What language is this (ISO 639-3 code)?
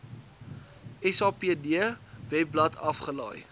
afr